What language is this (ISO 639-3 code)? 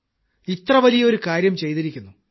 mal